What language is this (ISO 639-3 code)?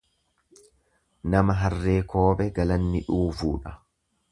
orm